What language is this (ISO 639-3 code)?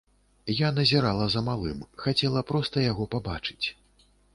bel